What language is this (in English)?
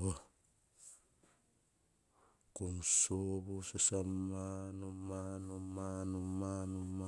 Hahon